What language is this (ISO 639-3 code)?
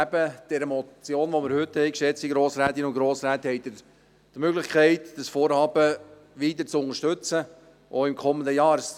gsw